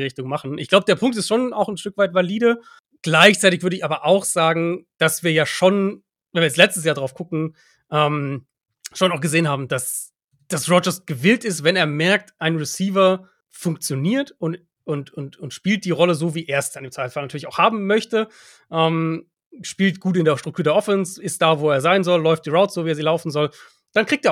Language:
German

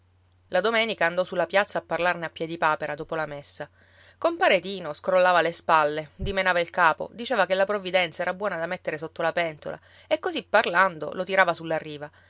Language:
Italian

